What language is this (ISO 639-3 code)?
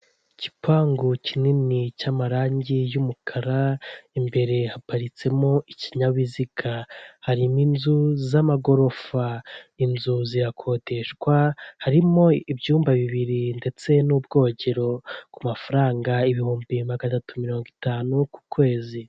kin